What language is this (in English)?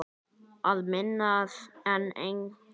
Icelandic